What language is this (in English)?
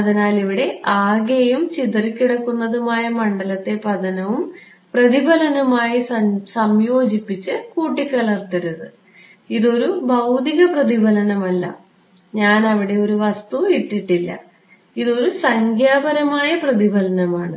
Malayalam